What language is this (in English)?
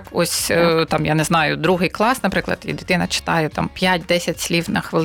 Ukrainian